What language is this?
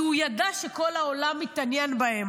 Hebrew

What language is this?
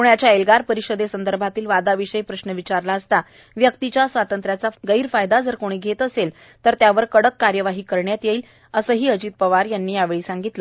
Marathi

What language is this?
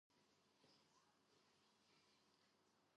Georgian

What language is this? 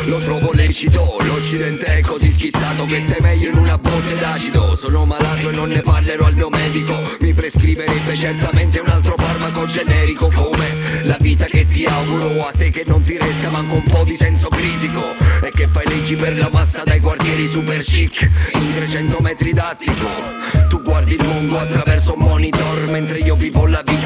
Italian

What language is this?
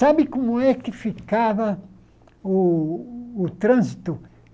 Portuguese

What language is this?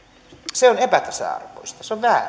Finnish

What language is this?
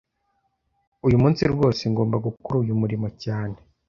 Kinyarwanda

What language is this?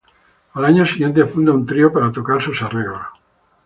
Spanish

